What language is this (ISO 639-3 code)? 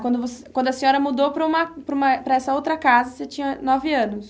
por